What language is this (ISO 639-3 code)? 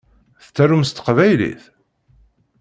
kab